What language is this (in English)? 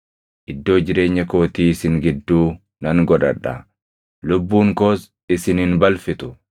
Oromo